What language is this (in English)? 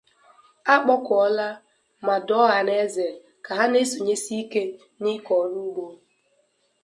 Igbo